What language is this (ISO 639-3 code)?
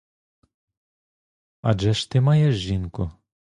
ukr